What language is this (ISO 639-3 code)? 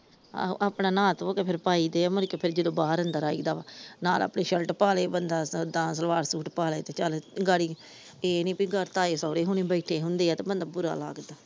pan